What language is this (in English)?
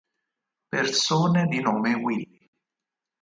Italian